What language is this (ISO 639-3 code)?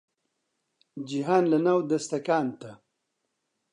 ckb